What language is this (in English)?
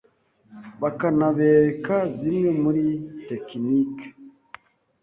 Kinyarwanda